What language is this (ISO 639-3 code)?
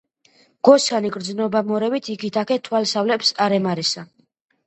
kat